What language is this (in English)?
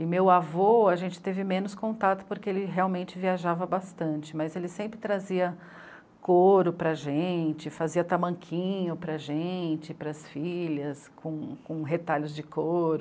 Portuguese